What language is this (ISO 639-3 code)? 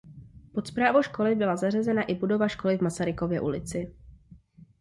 ces